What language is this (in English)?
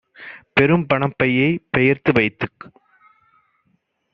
Tamil